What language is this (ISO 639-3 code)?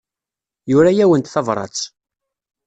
kab